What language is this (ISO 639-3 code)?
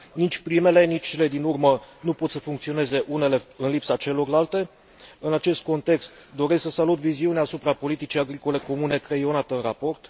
ron